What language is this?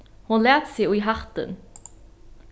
Faroese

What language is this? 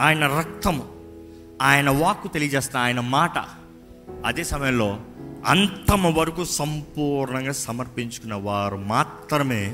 Telugu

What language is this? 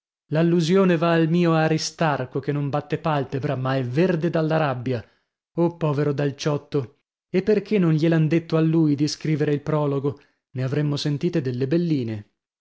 Italian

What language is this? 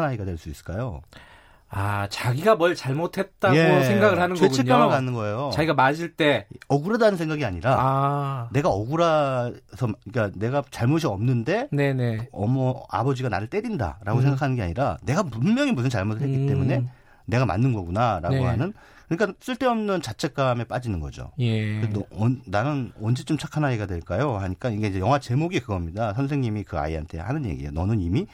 Korean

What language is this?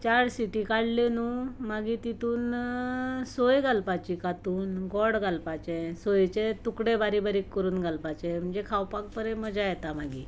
Konkani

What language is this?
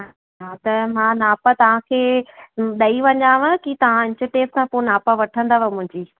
Sindhi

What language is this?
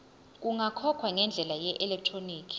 Zulu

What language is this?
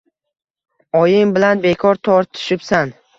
Uzbek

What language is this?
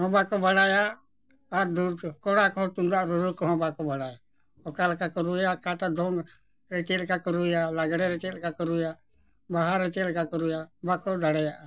Santali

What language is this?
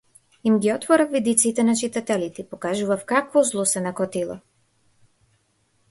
Macedonian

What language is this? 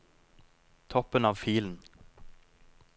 Norwegian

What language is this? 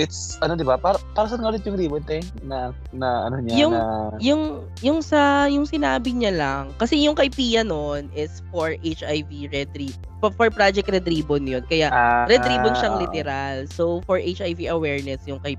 Filipino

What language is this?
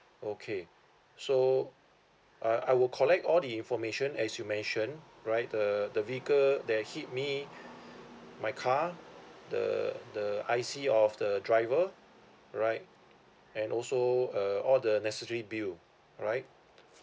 English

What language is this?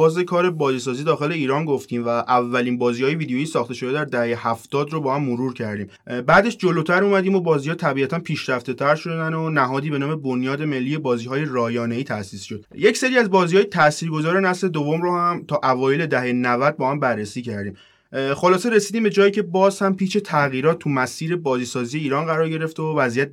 Persian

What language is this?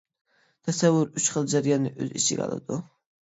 Uyghur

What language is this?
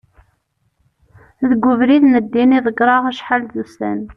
Kabyle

